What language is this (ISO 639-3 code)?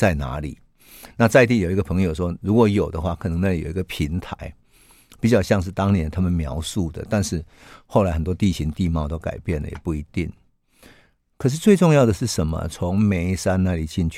zho